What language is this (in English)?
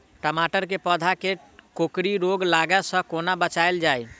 Maithili